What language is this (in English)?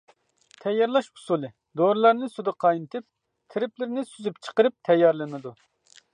Uyghur